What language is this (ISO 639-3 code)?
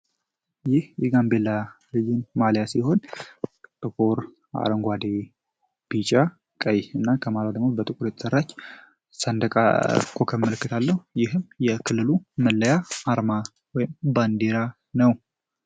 amh